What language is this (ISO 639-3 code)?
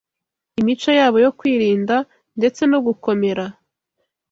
kin